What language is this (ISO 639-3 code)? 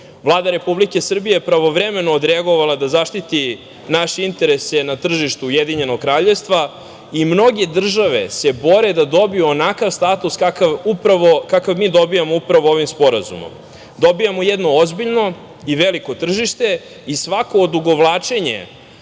srp